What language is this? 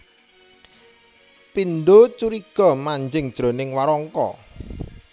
Javanese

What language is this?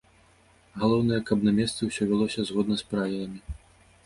Belarusian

